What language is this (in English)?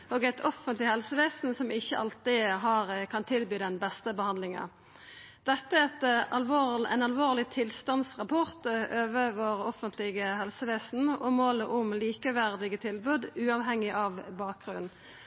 Norwegian Nynorsk